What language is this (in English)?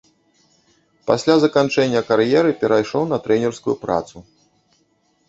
Belarusian